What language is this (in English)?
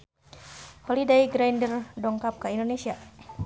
Sundanese